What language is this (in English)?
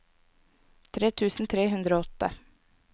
Norwegian